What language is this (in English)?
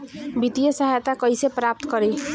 Bhojpuri